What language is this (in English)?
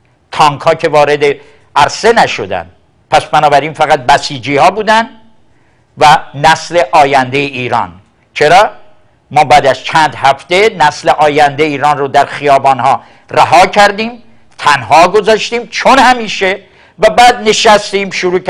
Persian